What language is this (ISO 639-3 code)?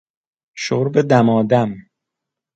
fas